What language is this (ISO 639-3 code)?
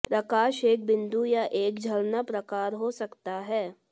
hin